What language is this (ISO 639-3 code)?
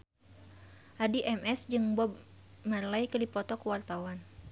sun